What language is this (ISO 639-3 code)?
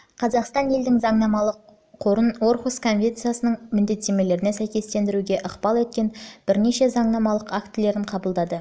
kaz